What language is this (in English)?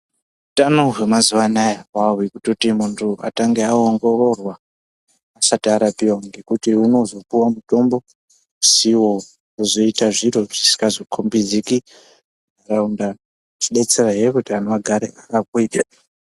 Ndau